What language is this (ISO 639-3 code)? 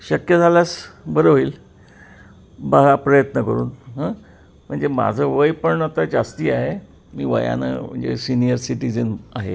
mar